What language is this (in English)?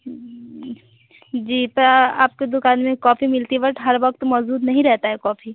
Hindi